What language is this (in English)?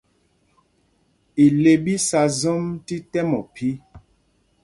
Mpumpong